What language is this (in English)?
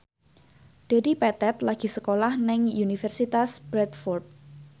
Javanese